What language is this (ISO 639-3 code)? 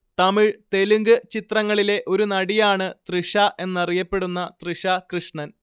mal